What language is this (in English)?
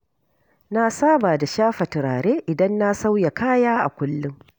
Hausa